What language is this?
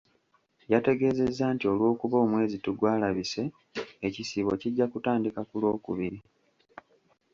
Ganda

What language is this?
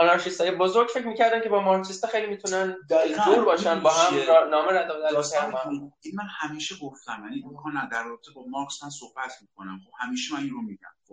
Persian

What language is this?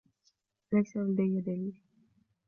Arabic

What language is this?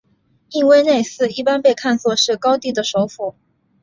Chinese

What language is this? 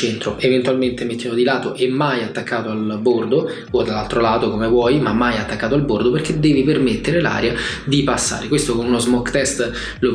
Italian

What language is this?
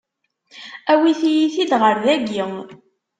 Kabyle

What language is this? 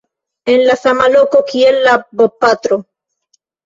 Esperanto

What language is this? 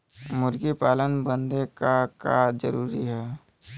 Bhojpuri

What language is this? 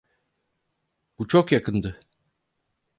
Turkish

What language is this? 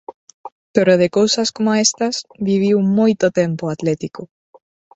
Galician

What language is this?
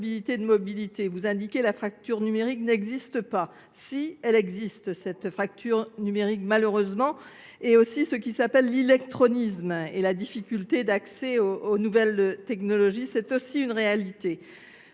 French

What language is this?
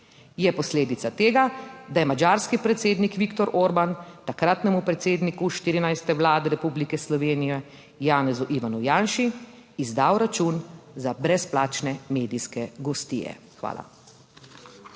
Slovenian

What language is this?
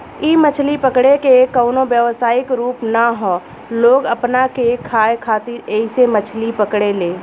Bhojpuri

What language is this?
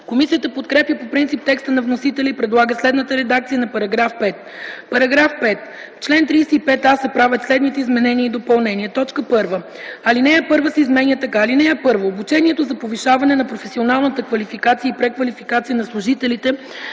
Bulgarian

